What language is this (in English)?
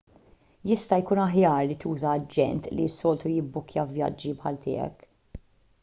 Maltese